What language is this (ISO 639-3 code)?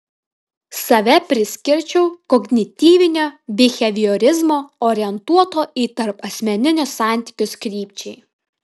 lit